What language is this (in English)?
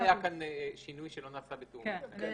Hebrew